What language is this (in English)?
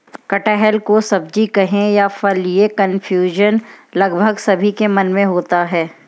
Hindi